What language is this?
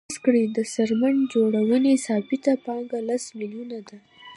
Pashto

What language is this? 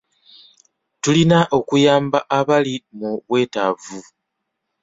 Ganda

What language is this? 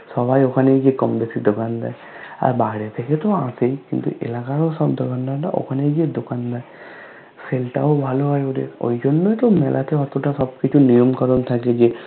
Bangla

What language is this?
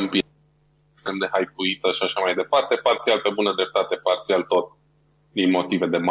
Romanian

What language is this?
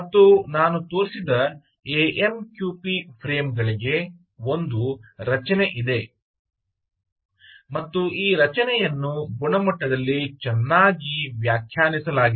Kannada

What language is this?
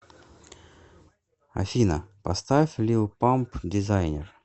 Russian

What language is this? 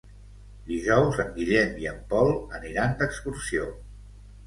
Catalan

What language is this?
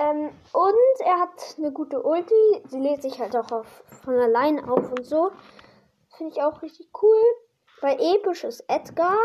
German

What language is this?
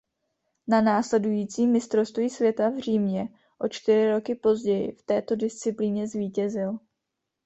Czech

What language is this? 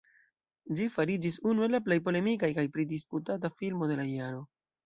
Esperanto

